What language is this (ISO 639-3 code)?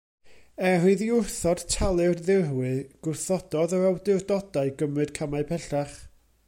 cym